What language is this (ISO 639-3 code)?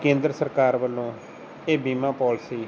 pan